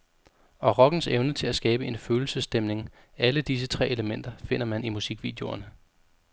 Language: Danish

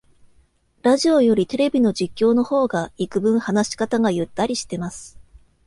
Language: Japanese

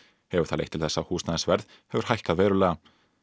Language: Icelandic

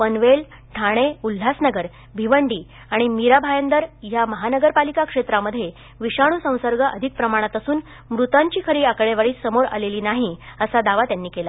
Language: Marathi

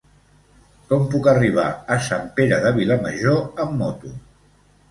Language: Catalan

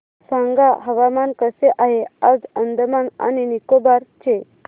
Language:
Marathi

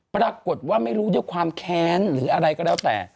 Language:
Thai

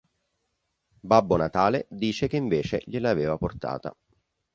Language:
Italian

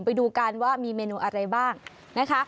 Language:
Thai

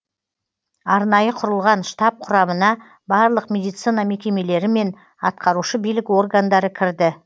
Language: Kazakh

